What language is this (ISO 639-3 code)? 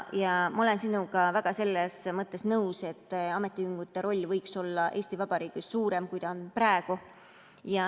est